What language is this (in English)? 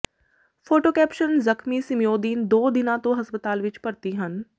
Punjabi